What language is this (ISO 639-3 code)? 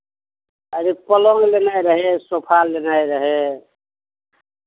mai